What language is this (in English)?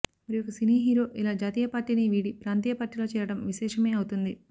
Telugu